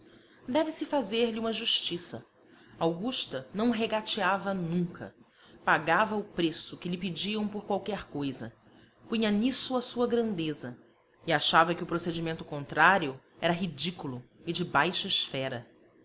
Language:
Portuguese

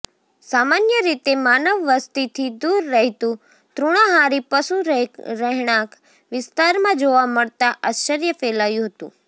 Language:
Gujarati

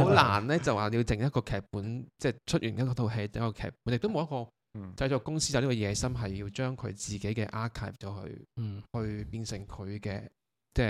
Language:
Chinese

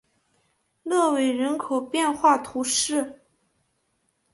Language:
Chinese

